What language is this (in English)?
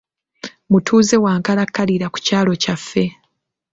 Ganda